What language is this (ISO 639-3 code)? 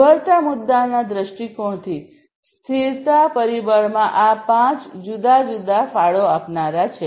guj